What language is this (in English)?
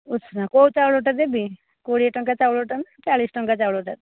Odia